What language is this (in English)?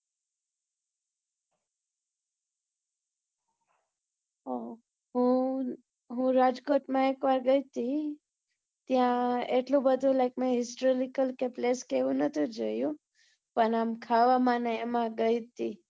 Gujarati